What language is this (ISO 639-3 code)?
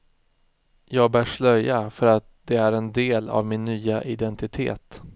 swe